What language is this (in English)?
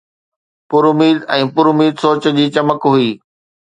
Sindhi